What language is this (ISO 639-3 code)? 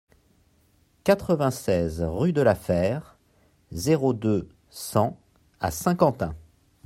fra